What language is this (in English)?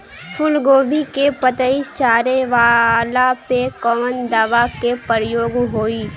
Bhojpuri